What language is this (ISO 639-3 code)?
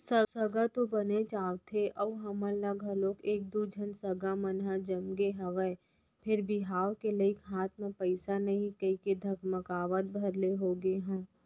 hne